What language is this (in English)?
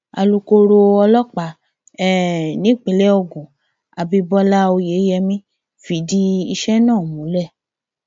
Yoruba